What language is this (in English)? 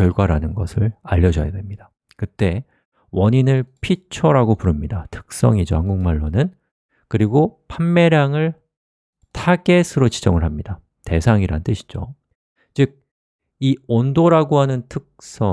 Korean